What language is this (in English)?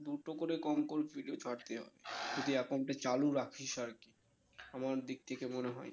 Bangla